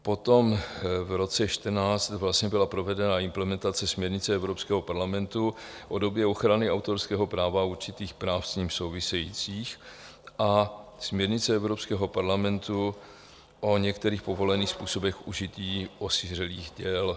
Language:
Czech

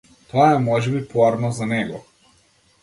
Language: Macedonian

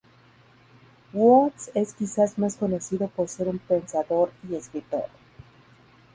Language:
Spanish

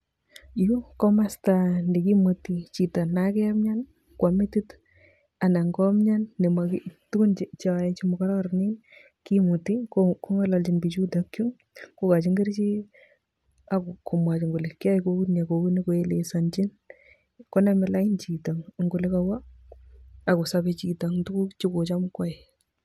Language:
Kalenjin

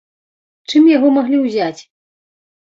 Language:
Belarusian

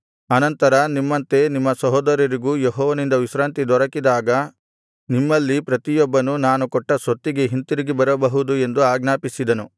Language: Kannada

